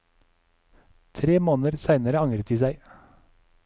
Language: Norwegian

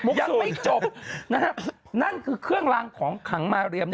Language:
Thai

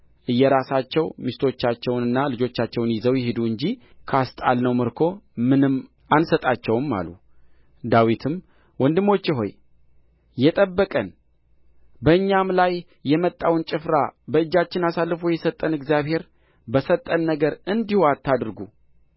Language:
Amharic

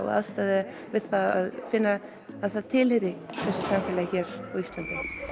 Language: Icelandic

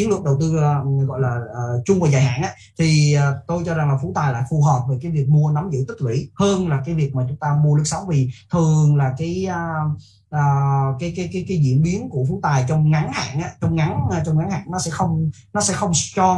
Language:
Vietnamese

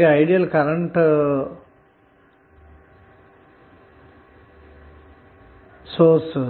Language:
Telugu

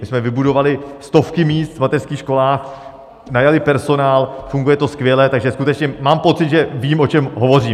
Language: Czech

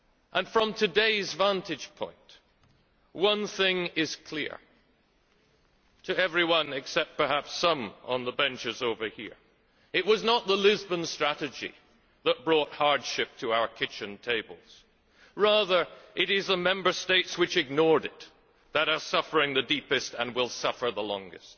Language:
English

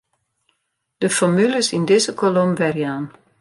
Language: Western Frisian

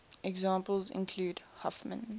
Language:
English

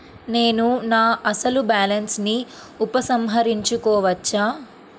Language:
Telugu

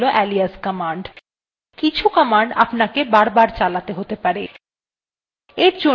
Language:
Bangla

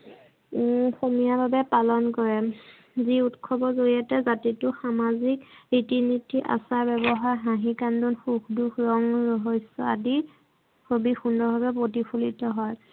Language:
Assamese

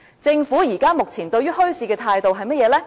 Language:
Cantonese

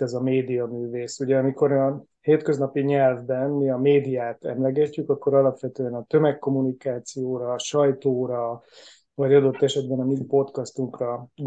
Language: Hungarian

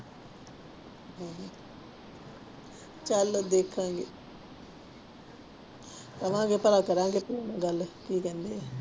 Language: Punjabi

